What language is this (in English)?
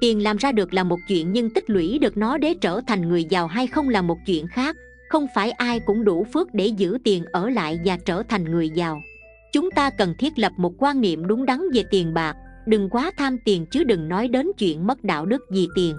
Vietnamese